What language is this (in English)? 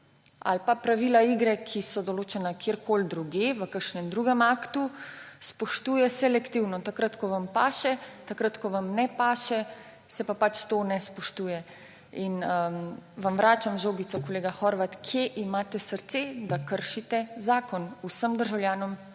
Slovenian